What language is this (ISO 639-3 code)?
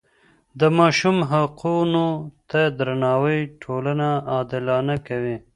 pus